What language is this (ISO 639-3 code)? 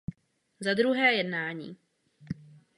ces